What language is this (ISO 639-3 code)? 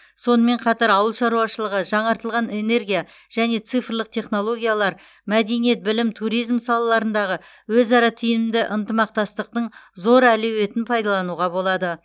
kaz